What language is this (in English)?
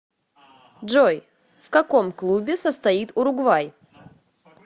Russian